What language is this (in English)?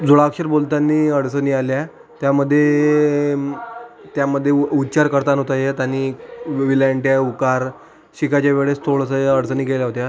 Marathi